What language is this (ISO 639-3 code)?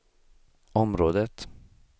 swe